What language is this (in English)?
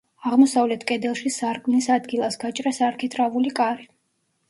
Georgian